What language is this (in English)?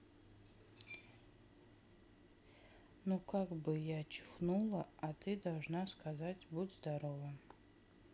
Russian